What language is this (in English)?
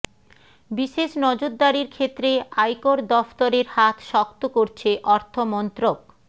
Bangla